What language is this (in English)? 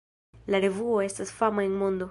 Esperanto